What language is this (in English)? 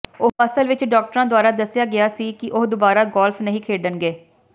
Punjabi